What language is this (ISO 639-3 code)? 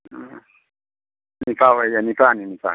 mni